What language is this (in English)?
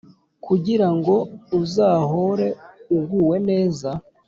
Kinyarwanda